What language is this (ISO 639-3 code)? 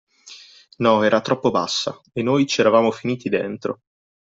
ita